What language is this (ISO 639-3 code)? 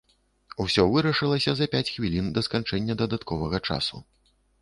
bel